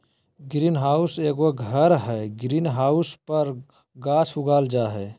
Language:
Magahi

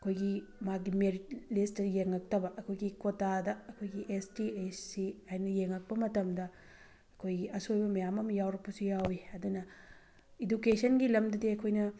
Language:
Manipuri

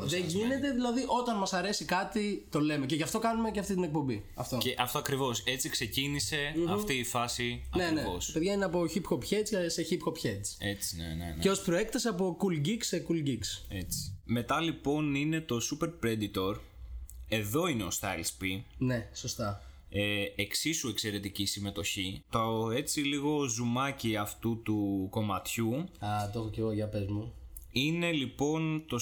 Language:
Greek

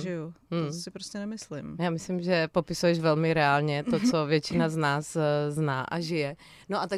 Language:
Czech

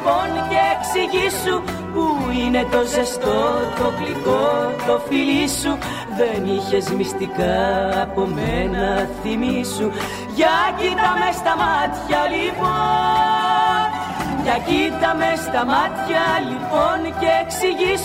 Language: Greek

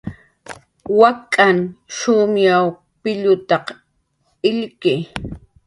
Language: Jaqaru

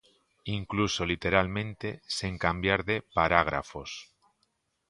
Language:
Galician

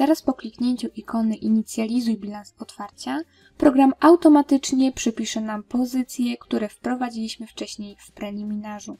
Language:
Polish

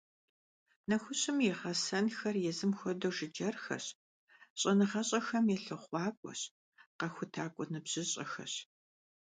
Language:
Kabardian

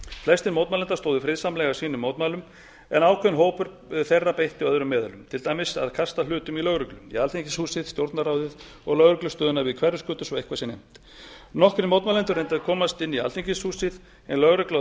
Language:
Icelandic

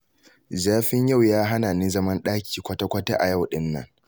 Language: Hausa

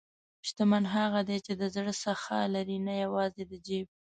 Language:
Pashto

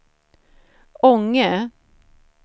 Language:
Swedish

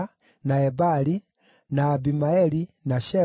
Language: Kikuyu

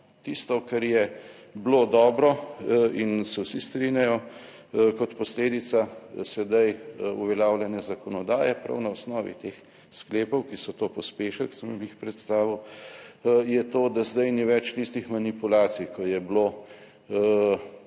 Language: Slovenian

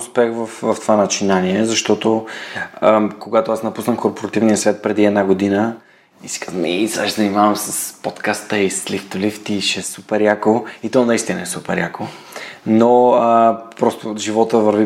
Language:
Bulgarian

